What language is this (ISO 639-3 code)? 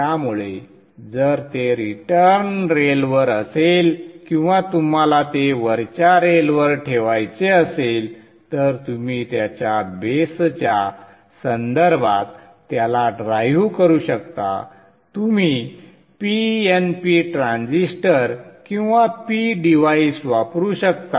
mar